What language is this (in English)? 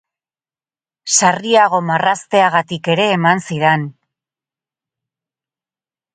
Basque